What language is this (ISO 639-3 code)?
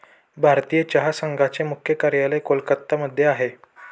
mar